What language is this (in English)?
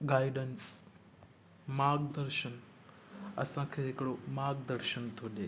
Sindhi